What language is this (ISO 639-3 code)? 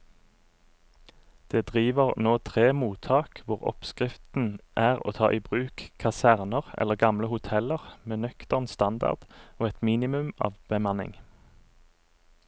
nor